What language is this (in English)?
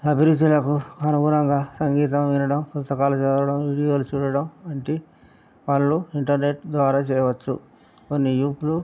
Telugu